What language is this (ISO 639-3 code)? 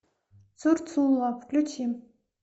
rus